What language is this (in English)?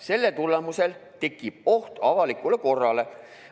Estonian